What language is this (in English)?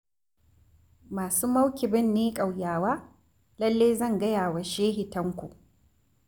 Hausa